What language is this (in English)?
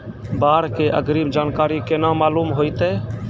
Maithili